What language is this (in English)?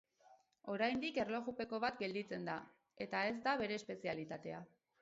Basque